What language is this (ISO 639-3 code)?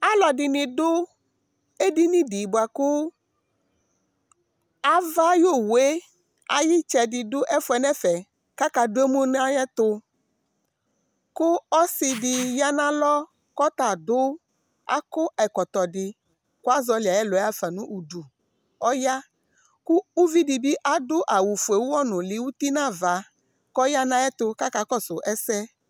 kpo